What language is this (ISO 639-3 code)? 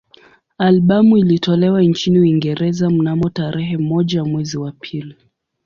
swa